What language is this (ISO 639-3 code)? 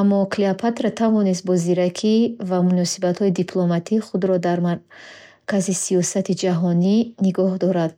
bhh